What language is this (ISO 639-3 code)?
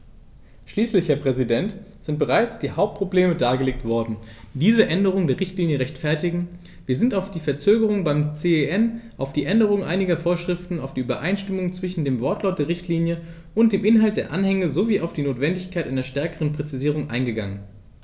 deu